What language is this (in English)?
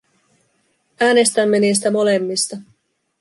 Finnish